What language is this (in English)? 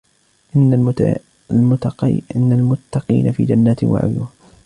Arabic